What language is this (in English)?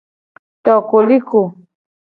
Gen